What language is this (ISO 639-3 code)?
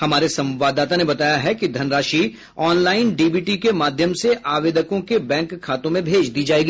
hin